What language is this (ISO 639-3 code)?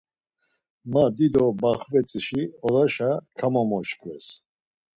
lzz